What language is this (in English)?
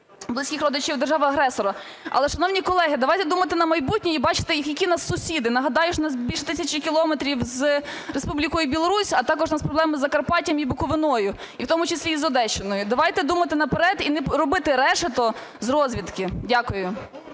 Ukrainian